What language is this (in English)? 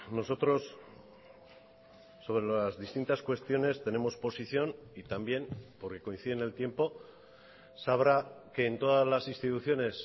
Spanish